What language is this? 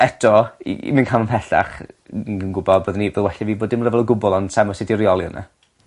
Welsh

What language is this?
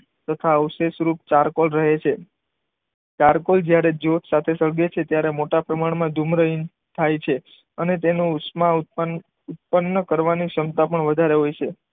Gujarati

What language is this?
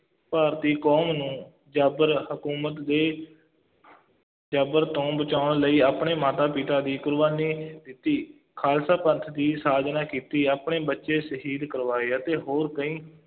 Punjabi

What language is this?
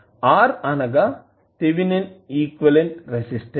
Telugu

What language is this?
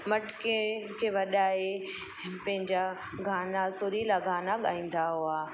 Sindhi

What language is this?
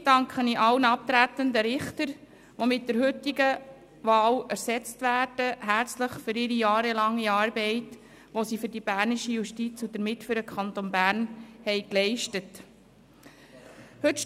Swiss German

